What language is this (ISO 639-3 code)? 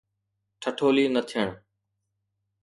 snd